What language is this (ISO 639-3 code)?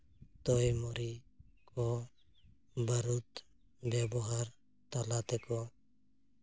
sat